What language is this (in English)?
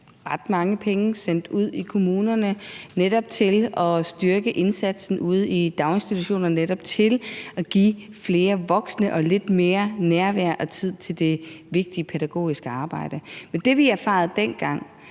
Danish